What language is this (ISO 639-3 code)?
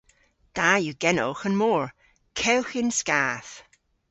cor